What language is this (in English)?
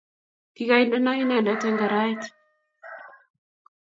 Kalenjin